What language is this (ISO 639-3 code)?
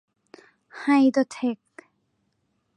tha